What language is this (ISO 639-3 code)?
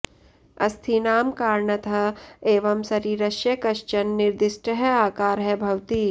san